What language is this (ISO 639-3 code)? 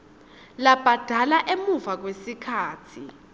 ssw